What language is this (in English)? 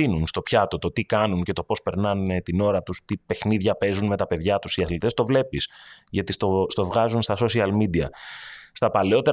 Greek